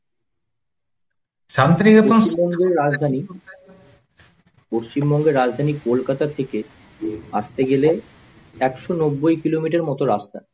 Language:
Bangla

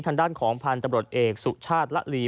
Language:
Thai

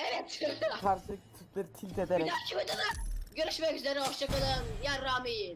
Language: Turkish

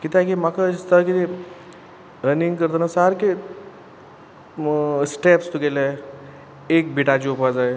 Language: Konkani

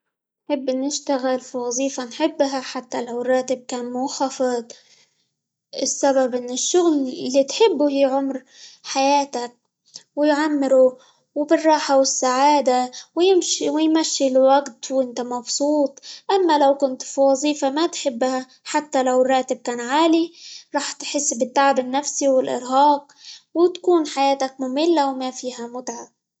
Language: Libyan Arabic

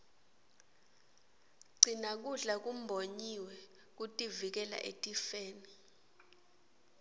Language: Swati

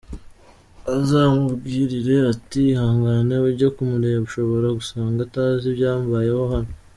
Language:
Kinyarwanda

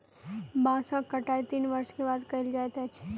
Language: Maithili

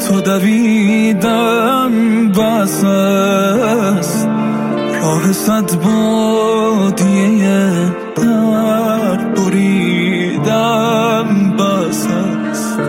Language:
Persian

